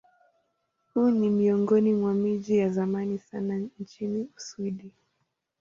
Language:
Swahili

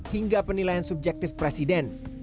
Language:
Indonesian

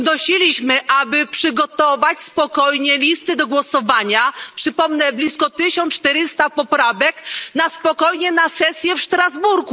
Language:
Polish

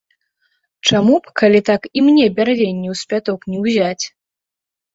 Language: Belarusian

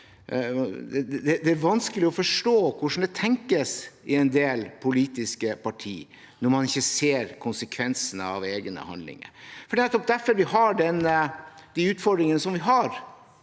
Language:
Norwegian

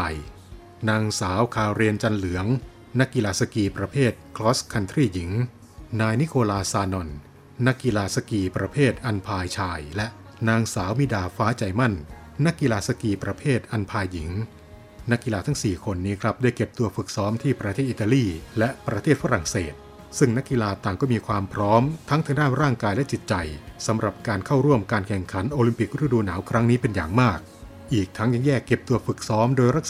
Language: Thai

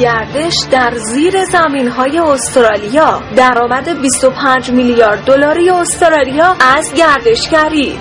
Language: Persian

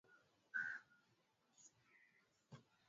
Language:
Swahili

